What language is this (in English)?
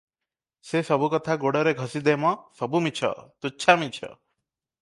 Odia